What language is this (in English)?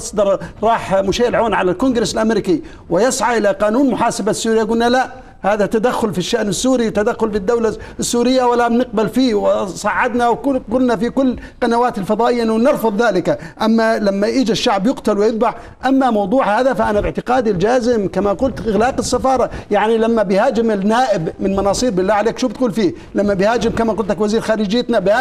Arabic